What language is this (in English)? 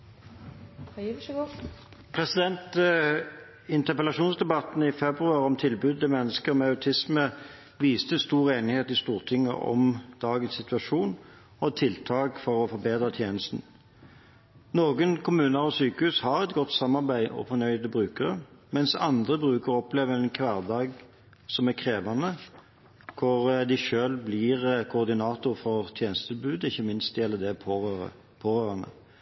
Norwegian